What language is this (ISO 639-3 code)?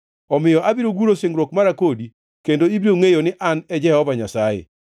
luo